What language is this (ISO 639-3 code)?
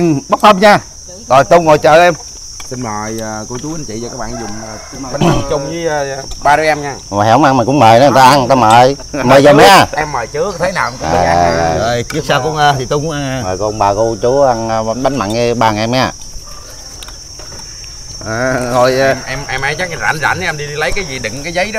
vie